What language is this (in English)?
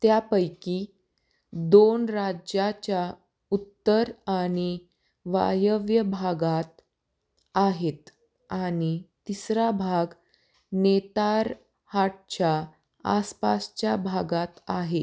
Marathi